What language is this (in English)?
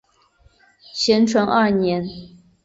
Chinese